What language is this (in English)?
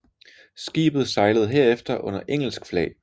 Danish